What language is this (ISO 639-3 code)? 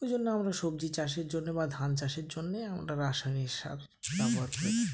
ben